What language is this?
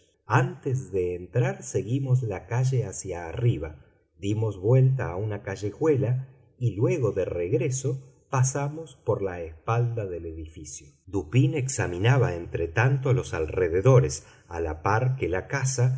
Spanish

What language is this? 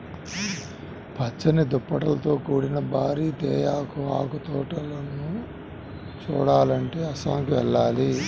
Telugu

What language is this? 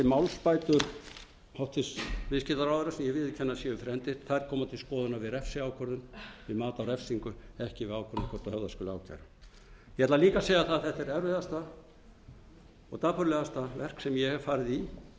Icelandic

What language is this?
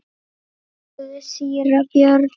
Icelandic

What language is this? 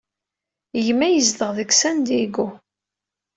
Kabyle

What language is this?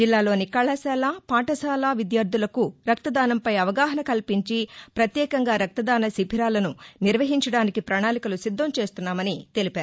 Telugu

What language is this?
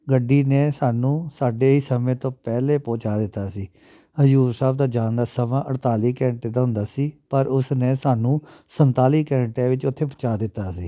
Punjabi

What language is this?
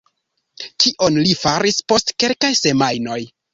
Esperanto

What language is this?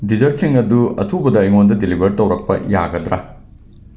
Manipuri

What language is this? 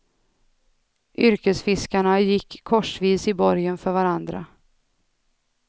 Swedish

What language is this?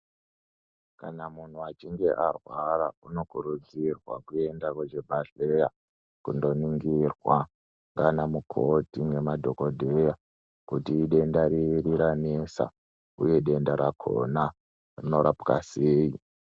Ndau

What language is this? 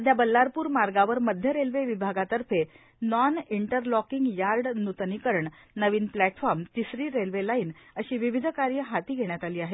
Marathi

